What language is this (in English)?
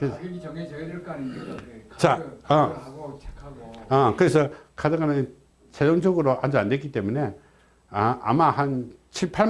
Korean